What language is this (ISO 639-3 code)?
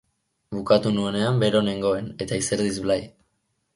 eus